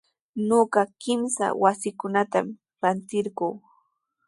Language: Sihuas Ancash Quechua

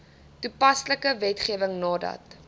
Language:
Afrikaans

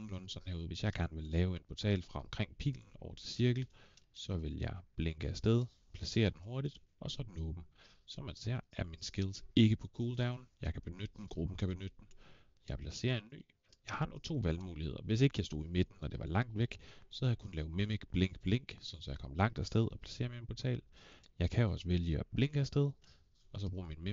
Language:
Danish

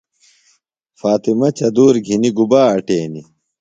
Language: Phalura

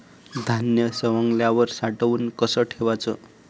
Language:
Marathi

